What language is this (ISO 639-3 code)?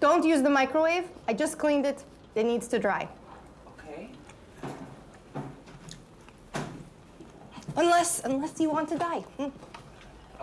eng